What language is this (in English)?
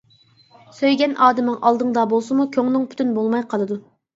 Uyghur